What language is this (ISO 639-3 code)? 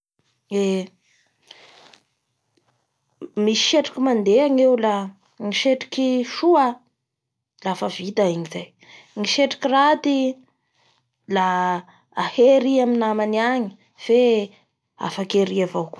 bhr